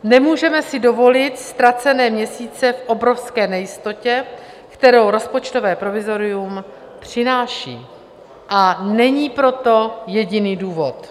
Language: Czech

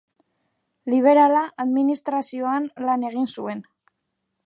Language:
Basque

